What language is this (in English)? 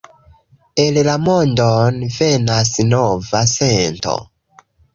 Esperanto